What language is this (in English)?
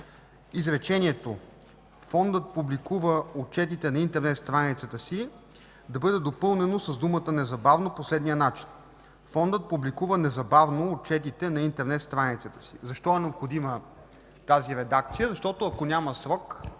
Bulgarian